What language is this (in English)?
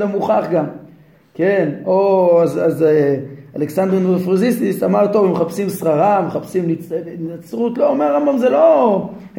Hebrew